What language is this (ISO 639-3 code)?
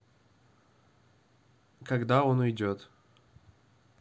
rus